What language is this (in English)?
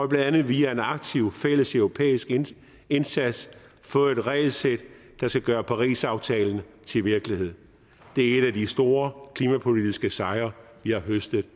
Danish